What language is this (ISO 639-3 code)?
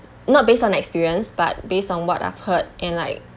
eng